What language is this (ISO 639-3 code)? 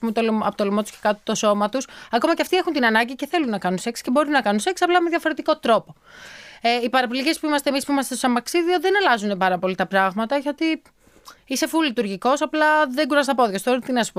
ell